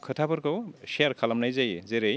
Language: Bodo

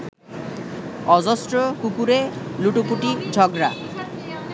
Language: Bangla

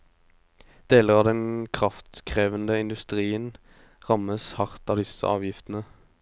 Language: Norwegian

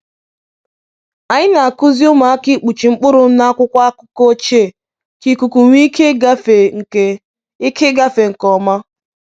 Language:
Igbo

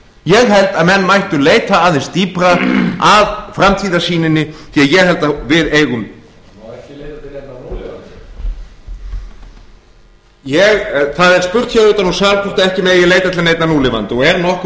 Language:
Icelandic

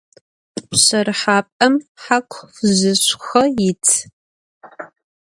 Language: Adyghe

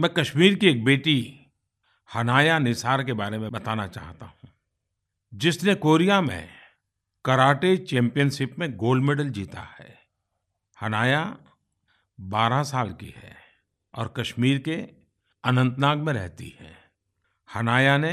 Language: Hindi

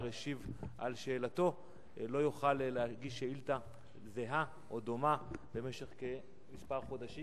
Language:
Hebrew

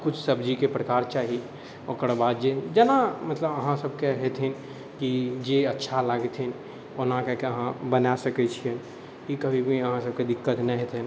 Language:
Maithili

